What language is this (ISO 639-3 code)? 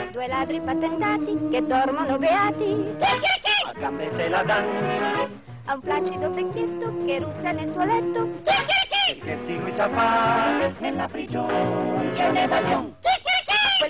ita